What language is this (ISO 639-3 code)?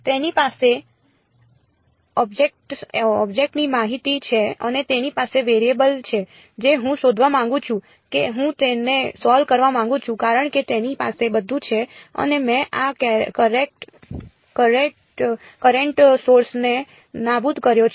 guj